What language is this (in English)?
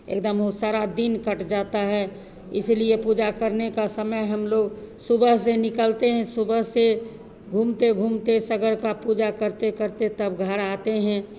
Hindi